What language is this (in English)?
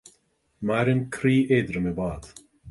Irish